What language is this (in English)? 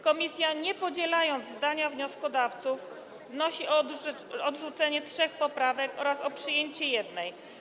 Polish